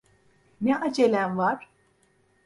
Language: Turkish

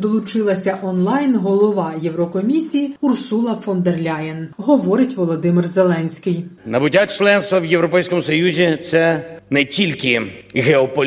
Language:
Ukrainian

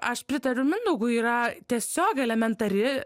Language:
Lithuanian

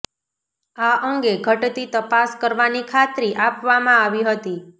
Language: Gujarati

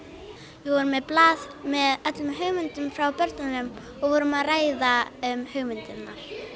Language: Icelandic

